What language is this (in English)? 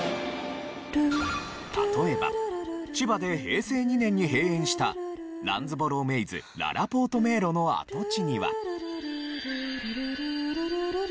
Japanese